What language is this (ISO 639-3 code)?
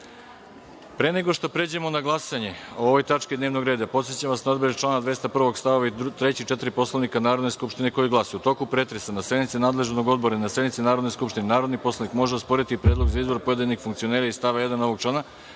srp